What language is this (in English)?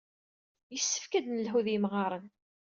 Kabyle